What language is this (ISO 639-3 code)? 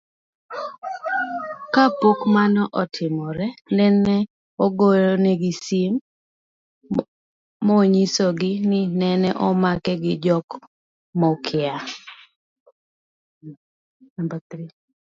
luo